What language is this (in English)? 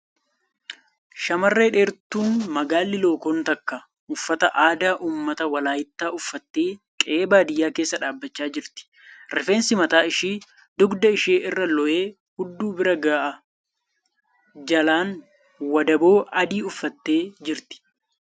Oromo